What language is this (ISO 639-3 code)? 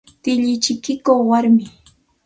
qxt